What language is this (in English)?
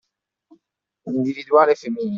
Italian